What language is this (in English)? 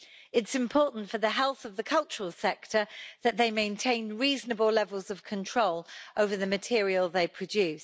English